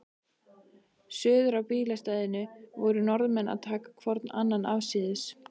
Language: Icelandic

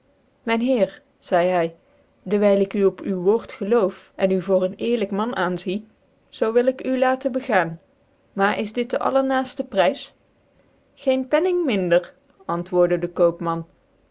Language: Dutch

